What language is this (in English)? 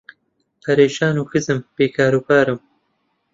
Central Kurdish